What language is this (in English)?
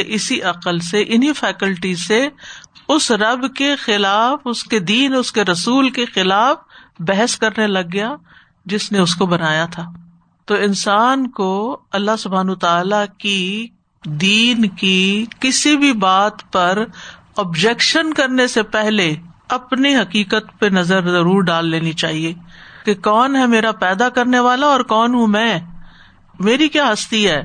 Urdu